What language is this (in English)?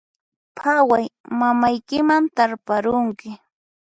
Puno Quechua